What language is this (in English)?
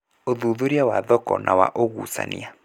Kikuyu